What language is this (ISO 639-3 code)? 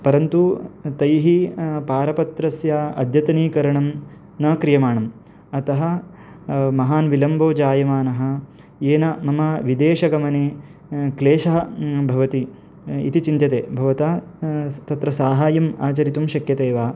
san